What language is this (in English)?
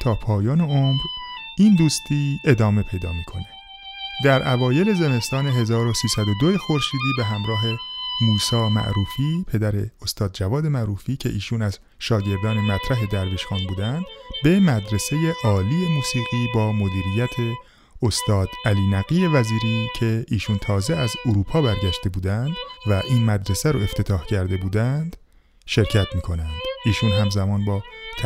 Persian